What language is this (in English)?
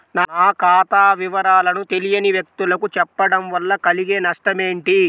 Telugu